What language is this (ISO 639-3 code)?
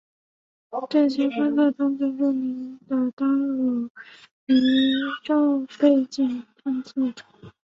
zho